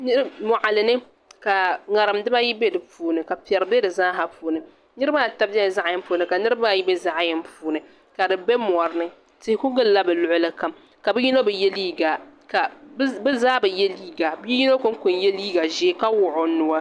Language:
Dagbani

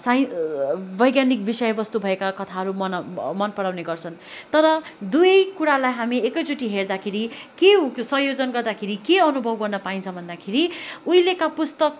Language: Nepali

